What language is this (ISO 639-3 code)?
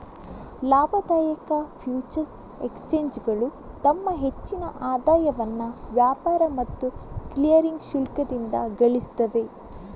kan